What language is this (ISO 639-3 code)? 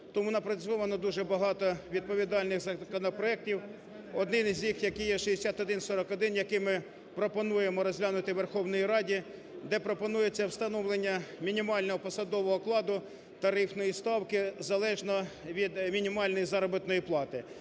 ukr